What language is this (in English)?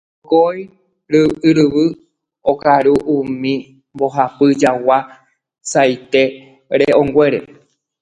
Guarani